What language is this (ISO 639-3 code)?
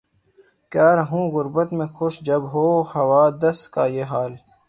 urd